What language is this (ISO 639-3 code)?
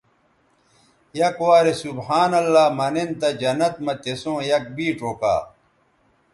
btv